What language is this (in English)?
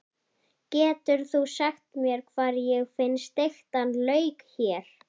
Icelandic